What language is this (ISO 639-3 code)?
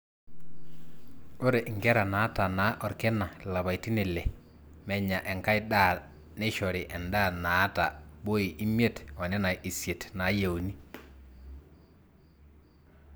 mas